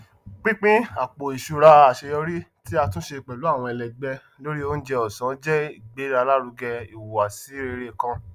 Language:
Yoruba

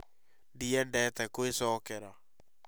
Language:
Kikuyu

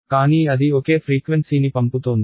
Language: Telugu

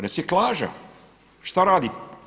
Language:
Croatian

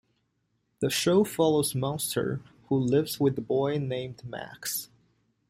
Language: English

